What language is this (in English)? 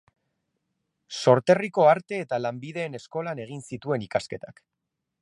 Basque